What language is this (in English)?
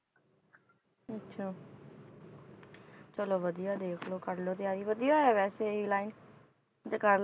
Punjabi